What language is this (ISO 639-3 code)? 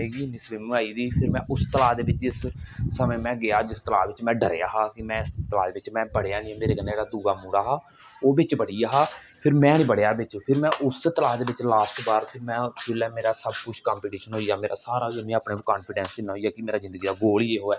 doi